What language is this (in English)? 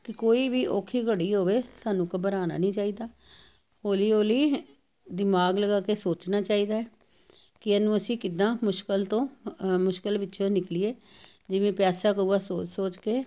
Punjabi